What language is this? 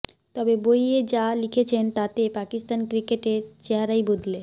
Bangla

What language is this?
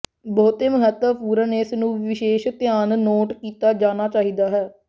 Punjabi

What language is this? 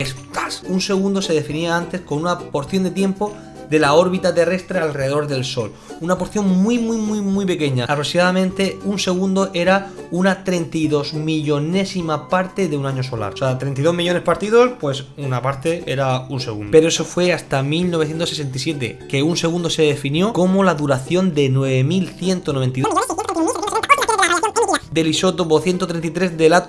Spanish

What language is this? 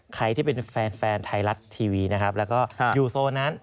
Thai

